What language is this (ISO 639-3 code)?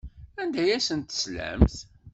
kab